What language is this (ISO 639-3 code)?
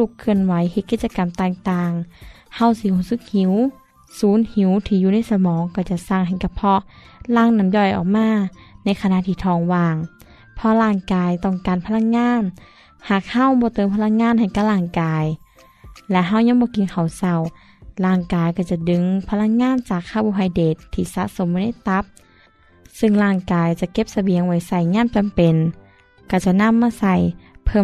tha